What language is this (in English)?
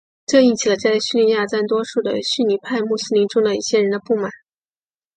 Chinese